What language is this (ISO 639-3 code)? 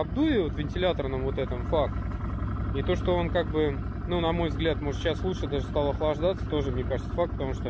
rus